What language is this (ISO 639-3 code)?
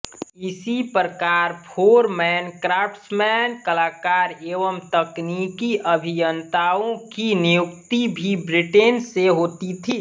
hin